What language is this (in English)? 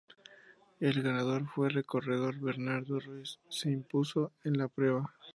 Spanish